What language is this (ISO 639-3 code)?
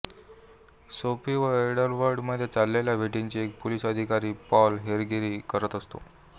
mar